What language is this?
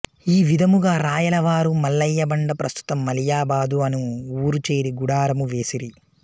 Telugu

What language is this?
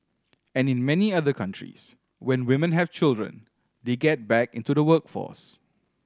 English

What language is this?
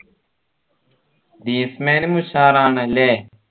Malayalam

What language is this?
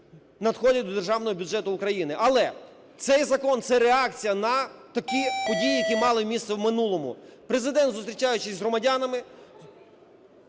Ukrainian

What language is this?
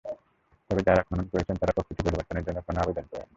Bangla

